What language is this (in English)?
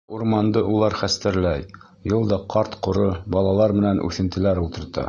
Bashkir